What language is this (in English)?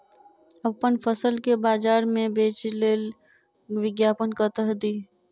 Maithili